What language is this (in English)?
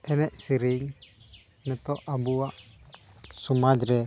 Santali